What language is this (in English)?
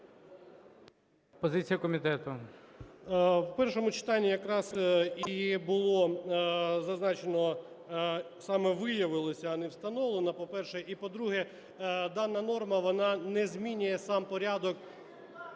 Ukrainian